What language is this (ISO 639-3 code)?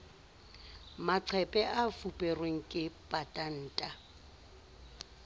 sot